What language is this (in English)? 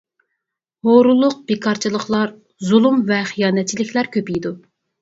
Uyghur